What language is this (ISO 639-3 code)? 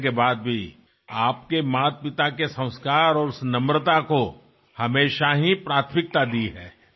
tel